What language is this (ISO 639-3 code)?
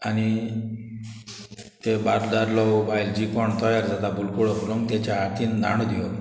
kok